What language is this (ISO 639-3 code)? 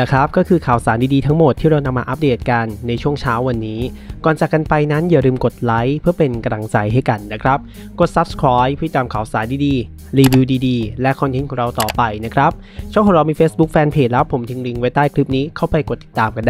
tha